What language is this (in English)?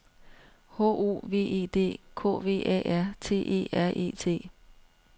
Danish